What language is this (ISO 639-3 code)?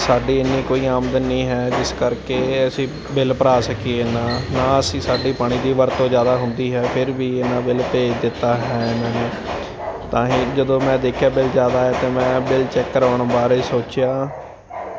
pan